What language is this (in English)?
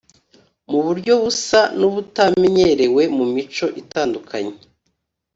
Kinyarwanda